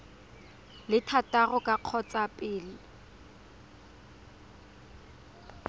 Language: Tswana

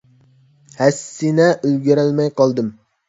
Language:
Uyghur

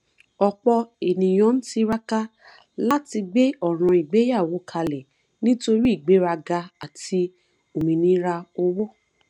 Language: Yoruba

